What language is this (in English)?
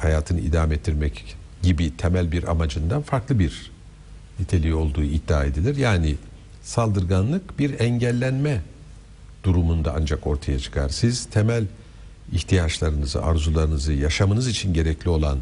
Turkish